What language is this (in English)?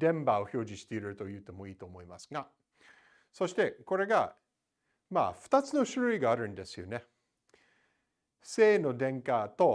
Japanese